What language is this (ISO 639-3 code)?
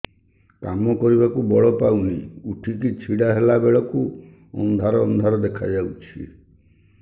ori